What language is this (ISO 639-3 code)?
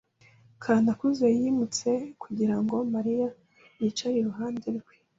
kin